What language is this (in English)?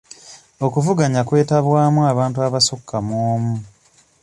Ganda